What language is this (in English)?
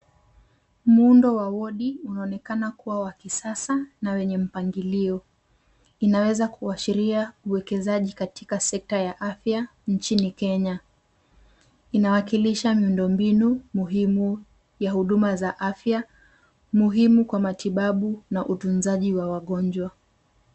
Swahili